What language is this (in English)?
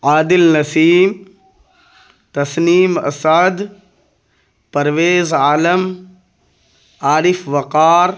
Urdu